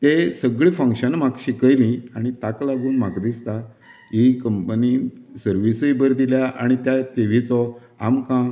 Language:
Konkani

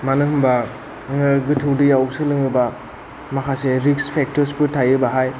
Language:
Bodo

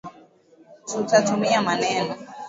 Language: Swahili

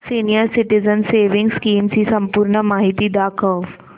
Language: Marathi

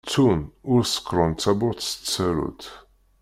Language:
Kabyle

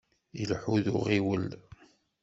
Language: Kabyle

